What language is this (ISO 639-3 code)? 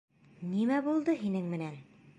bak